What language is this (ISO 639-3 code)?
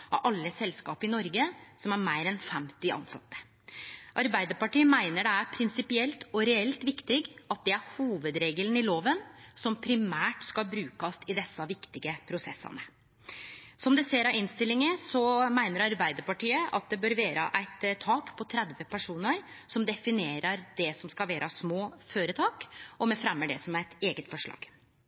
nno